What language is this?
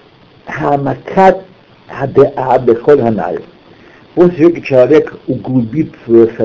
Russian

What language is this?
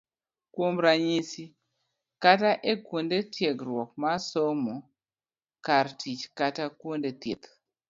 Luo (Kenya and Tanzania)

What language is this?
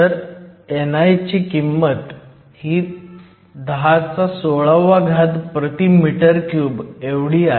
Marathi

